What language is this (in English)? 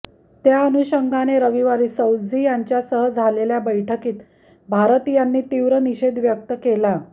Marathi